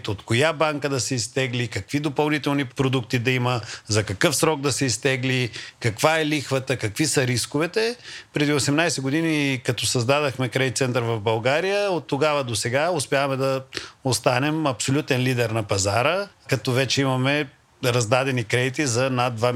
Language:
Bulgarian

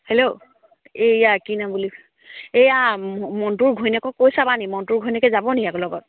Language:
Assamese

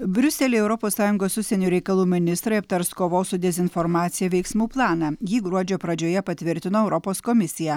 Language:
Lithuanian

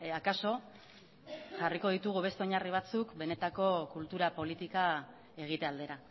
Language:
Basque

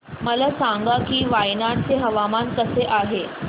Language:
Marathi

